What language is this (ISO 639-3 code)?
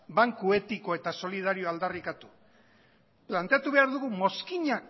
eus